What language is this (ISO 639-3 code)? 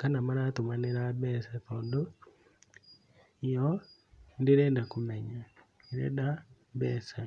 kik